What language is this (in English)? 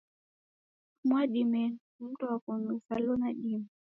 Taita